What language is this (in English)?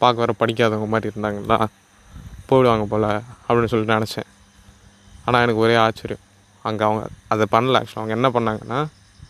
Tamil